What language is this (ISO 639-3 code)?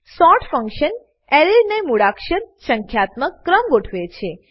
guj